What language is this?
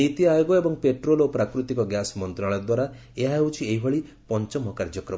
Odia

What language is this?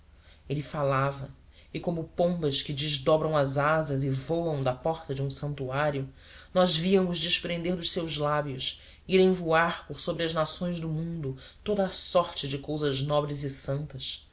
Portuguese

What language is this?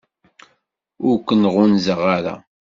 Kabyle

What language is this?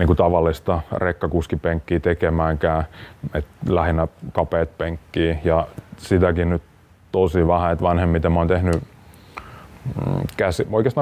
Finnish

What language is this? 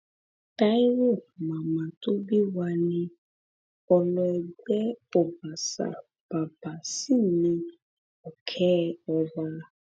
Yoruba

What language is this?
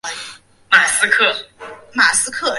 Chinese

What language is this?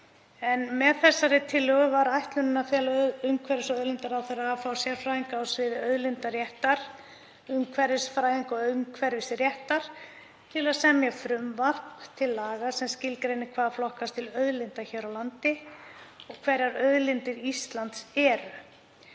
Icelandic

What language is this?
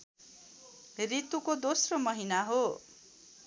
Nepali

